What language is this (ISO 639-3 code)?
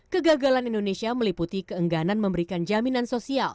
ind